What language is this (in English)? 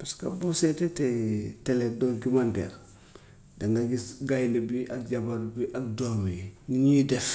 Gambian Wolof